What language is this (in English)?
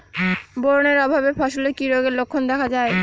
Bangla